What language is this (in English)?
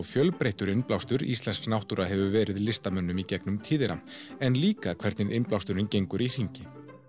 Icelandic